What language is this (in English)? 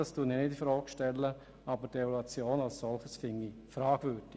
Swiss German